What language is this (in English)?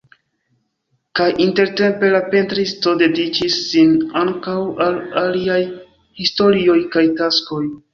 Esperanto